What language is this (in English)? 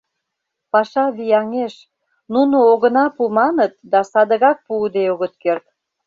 Mari